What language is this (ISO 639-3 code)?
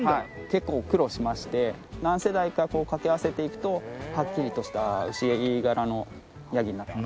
jpn